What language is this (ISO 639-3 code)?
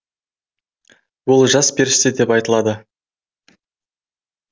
kaz